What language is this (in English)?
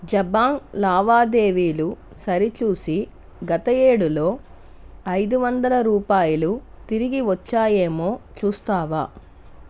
Telugu